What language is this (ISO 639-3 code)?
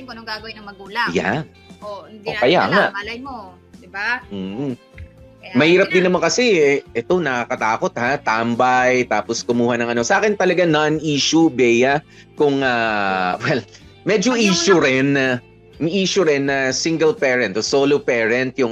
fil